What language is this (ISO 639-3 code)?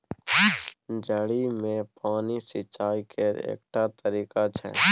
mai